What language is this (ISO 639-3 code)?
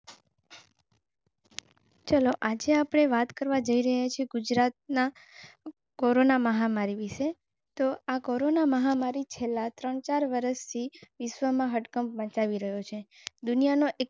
guj